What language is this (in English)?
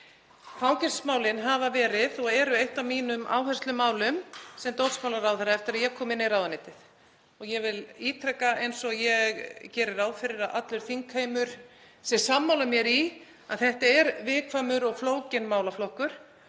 Icelandic